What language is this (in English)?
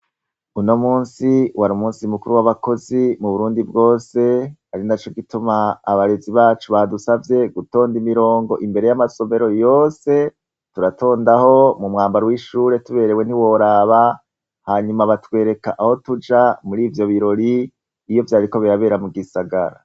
Rundi